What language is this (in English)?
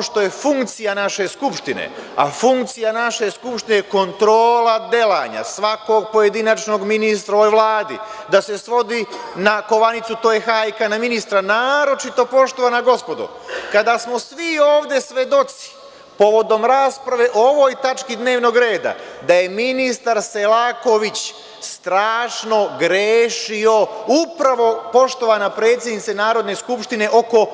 Serbian